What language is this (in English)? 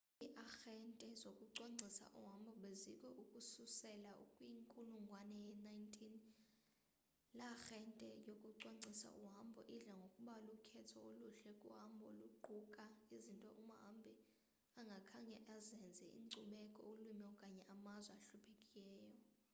Xhosa